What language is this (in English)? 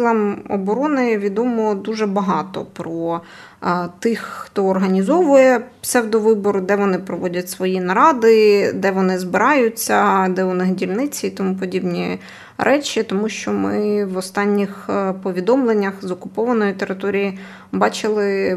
Ukrainian